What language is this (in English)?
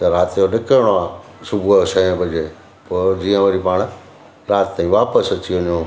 Sindhi